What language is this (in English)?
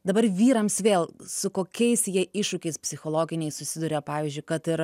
Lithuanian